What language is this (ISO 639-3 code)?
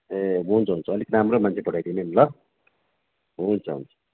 nep